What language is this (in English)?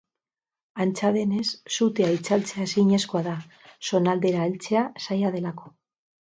Basque